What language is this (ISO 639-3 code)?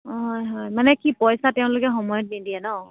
asm